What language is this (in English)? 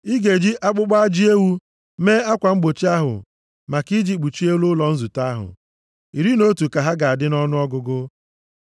Igbo